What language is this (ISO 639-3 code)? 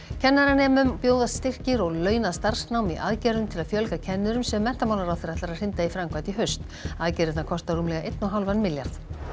isl